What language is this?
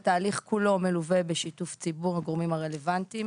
Hebrew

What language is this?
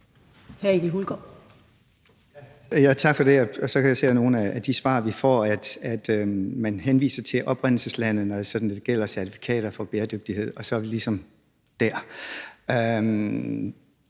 Danish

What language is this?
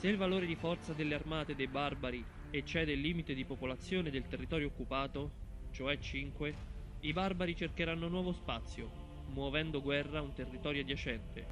Italian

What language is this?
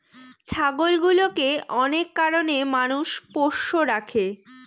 Bangla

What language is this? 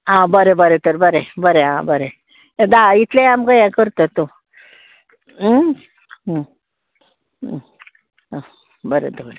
Konkani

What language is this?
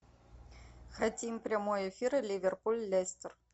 Russian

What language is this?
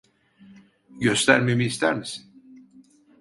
Turkish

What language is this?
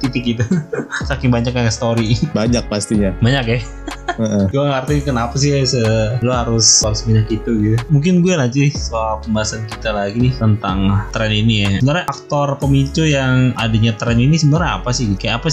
Indonesian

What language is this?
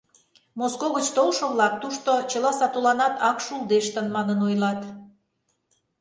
Mari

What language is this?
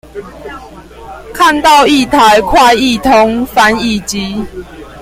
Chinese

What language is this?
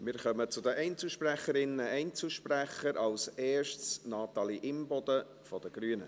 Swiss German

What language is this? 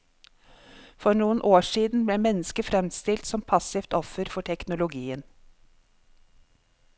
Norwegian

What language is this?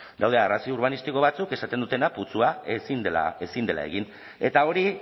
Basque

